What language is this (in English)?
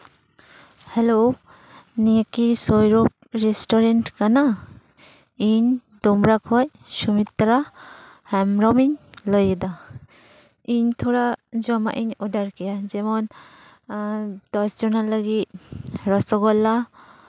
Santali